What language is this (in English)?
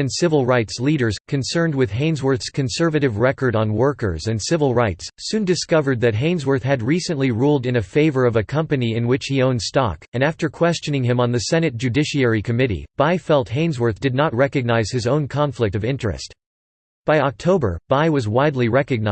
English